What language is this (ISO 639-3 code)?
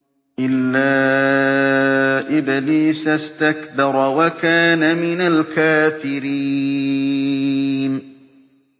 ara